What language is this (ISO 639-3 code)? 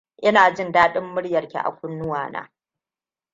hau